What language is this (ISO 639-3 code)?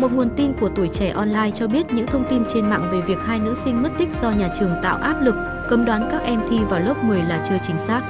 vie